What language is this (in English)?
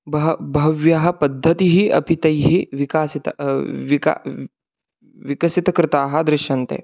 Sanskrit